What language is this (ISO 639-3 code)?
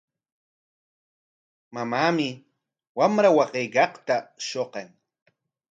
qwa